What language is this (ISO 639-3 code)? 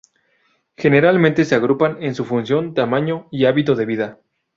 spa